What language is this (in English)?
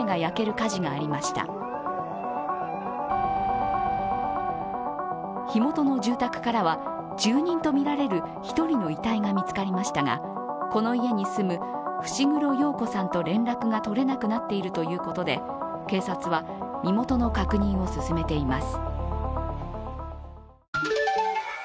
Japanese